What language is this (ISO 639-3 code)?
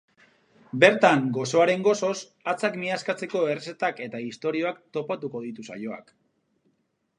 eus